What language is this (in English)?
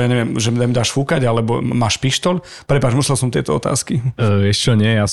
Slovak